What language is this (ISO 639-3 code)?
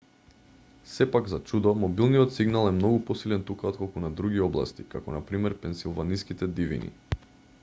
mkd